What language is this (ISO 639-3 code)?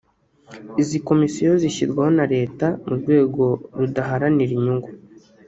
kin